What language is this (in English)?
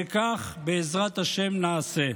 Hebrew